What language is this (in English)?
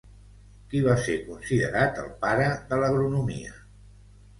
Catalan